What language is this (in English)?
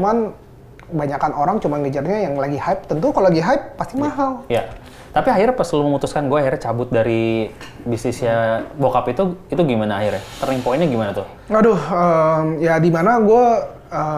Indonesian